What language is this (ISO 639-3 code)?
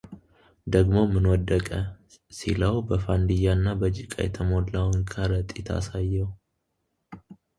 amh